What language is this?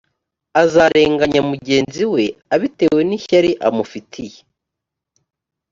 Kinyarwanda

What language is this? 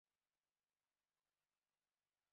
Western Frisian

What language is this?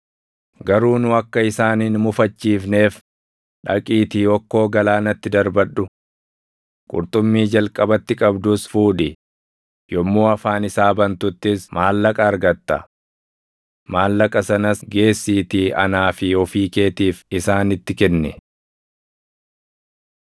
Oromo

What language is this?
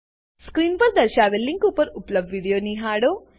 Gujarati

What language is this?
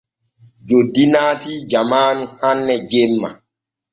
Borgu Fulfulde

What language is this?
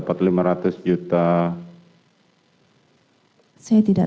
Indonesian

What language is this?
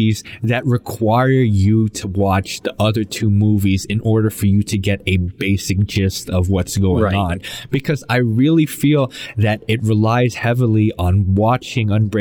English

